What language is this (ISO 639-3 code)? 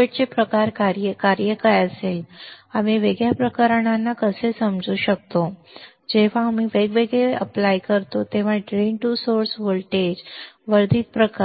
mar